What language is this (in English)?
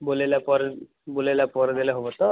Odia